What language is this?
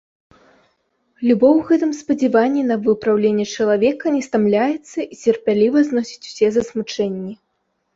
Belarusian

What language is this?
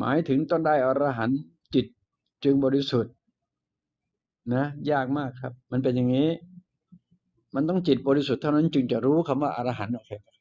Thai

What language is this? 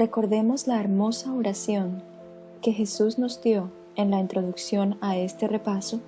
Spanish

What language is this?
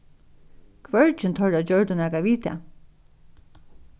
Faroese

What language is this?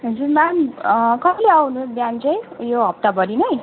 Nepali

